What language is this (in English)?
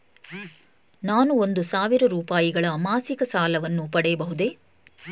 Kannada